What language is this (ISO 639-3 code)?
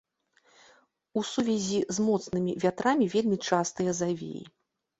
bel